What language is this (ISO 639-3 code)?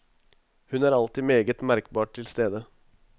nor